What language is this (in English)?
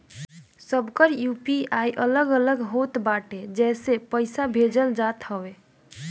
Bhojpuri